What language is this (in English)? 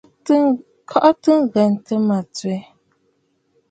Bafut